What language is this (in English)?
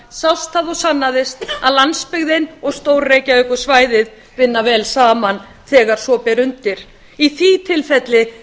Icelandic